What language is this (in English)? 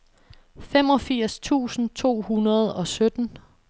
Danish